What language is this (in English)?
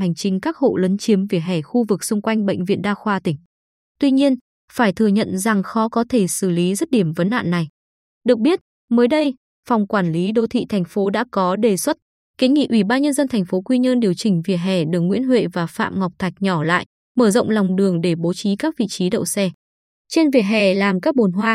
Vietnamese